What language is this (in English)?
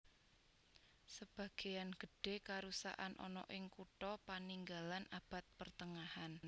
Javanese